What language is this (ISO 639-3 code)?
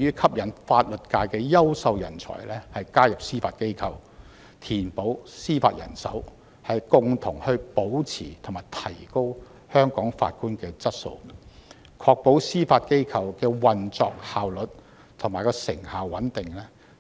yue